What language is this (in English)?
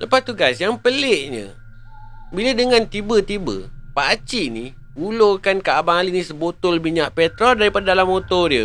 Malay